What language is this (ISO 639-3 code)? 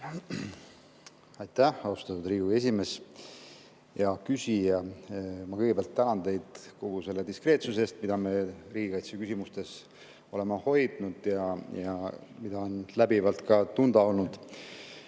est